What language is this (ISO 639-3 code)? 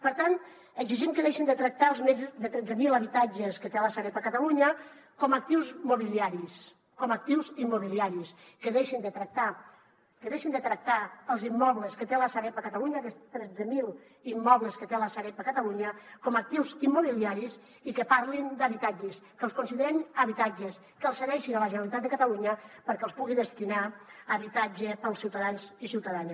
cat